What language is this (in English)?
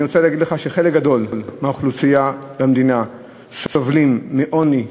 Hebrew